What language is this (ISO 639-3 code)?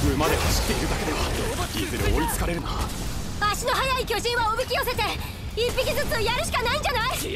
jpn